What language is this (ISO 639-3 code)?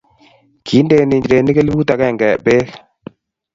kln